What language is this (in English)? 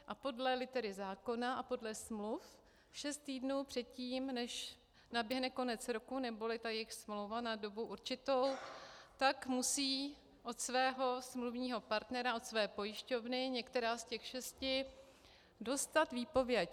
Czech